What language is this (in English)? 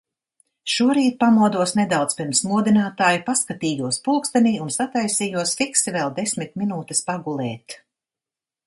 Latvian